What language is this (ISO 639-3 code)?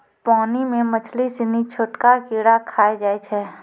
mai